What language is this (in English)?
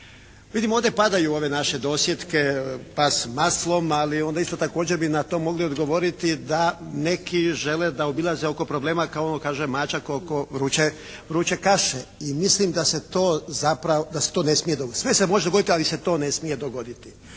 Croatian